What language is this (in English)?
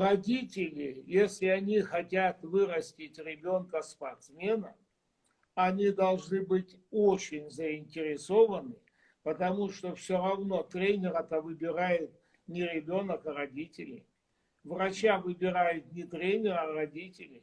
Russian